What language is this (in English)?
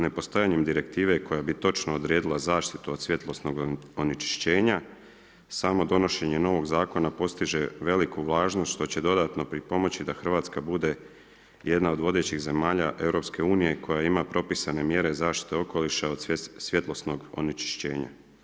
Croatian